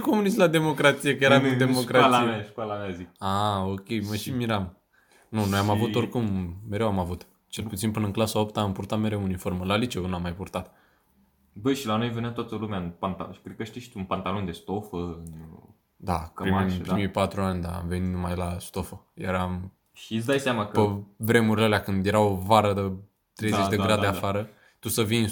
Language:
Romanian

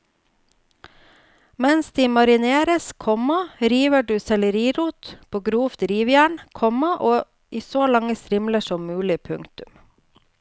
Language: Norwegian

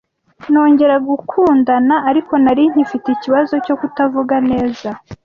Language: Kinyarwanda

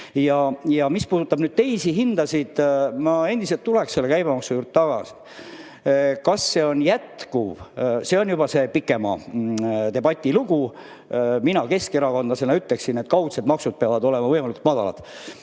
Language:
Estonian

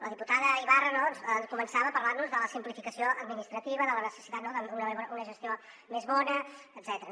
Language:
Catalan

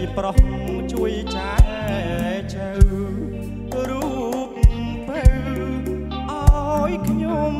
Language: Thai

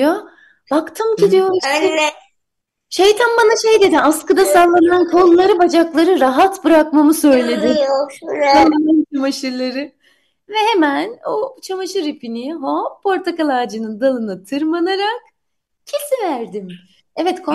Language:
Turkish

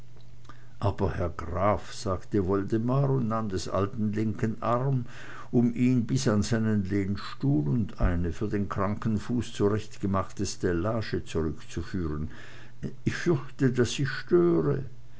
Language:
German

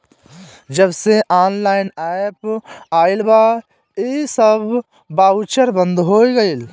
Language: Bhojpuri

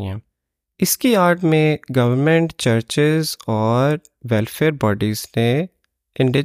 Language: Urdu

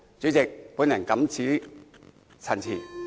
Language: Cantonese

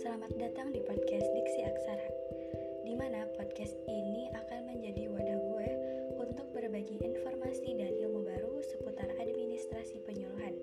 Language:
Indonesian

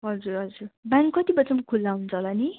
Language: Nepali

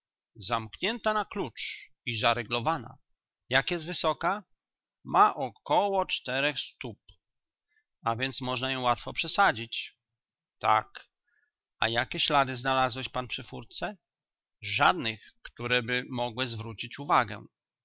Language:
Polish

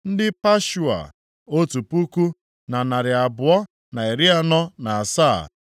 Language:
Igbo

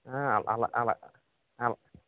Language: Telugu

